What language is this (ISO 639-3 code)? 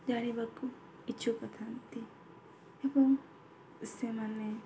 ori